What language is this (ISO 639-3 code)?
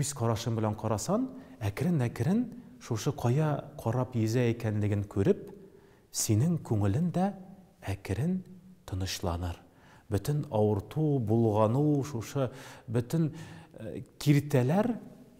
tur